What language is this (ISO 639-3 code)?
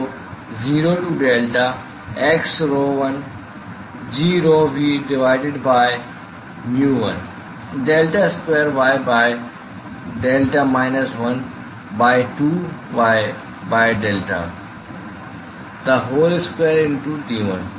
hin